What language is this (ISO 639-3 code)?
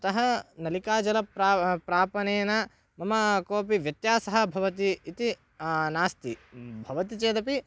san